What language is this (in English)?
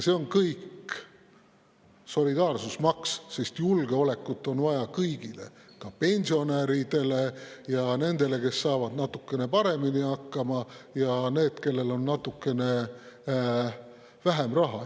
Estonian